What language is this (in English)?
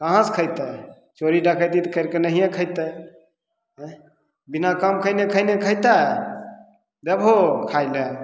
Maithili